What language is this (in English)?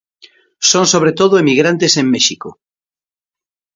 Galician